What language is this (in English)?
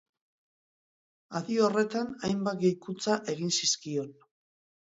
Basque